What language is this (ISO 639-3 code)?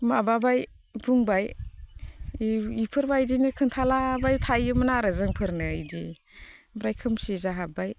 brx